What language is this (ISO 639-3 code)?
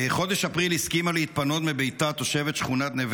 heb